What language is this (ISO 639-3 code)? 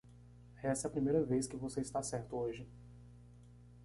por